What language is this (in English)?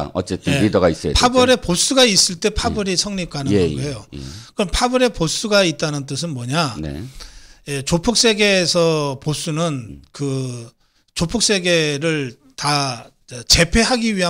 Korean